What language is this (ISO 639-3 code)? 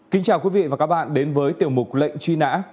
vie